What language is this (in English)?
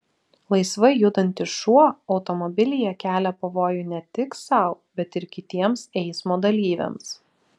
Lithuanian